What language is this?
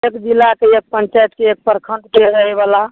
Maithili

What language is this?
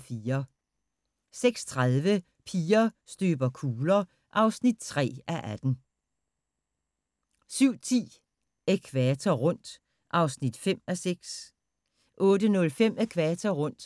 Danish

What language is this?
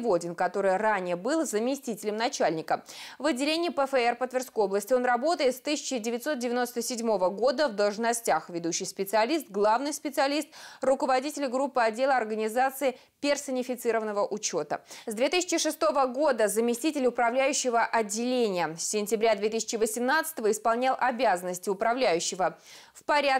Russian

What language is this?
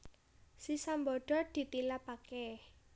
Javanese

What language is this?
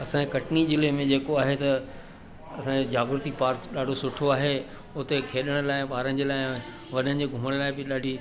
Sindhi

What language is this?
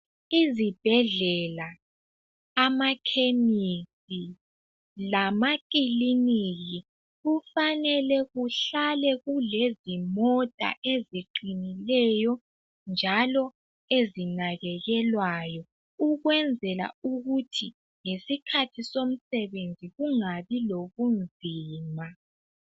North Ndebele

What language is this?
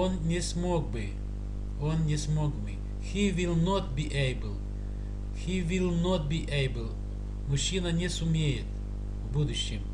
Russian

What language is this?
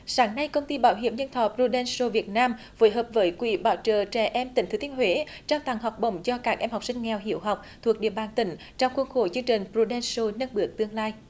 Vietnamese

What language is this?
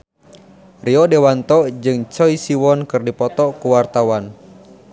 Sundanese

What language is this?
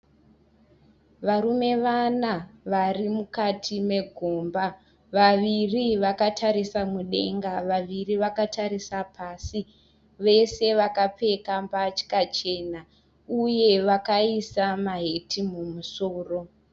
Shona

